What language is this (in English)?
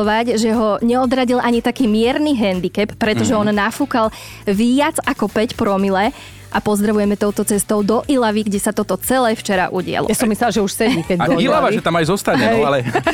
Slovak